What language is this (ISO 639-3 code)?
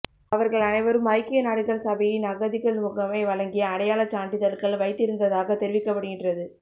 tam